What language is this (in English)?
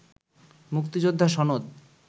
Bangla